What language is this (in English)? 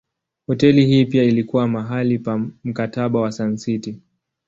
Swahili